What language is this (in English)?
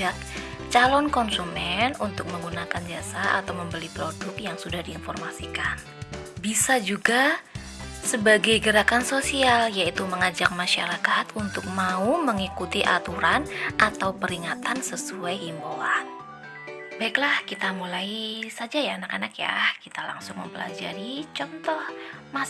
Indonesian